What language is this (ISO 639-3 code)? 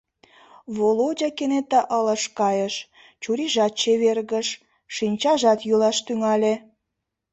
chm